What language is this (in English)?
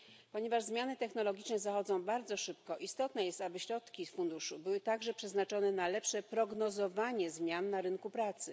Polish